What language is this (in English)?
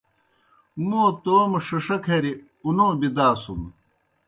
Kohistani Shina